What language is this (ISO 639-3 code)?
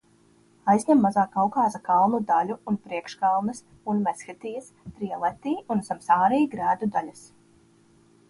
lav